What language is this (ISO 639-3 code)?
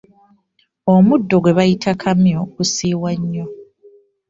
lug